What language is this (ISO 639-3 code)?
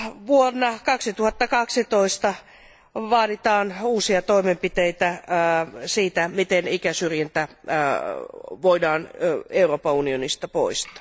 fin